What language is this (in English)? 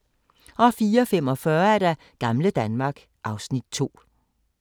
Danish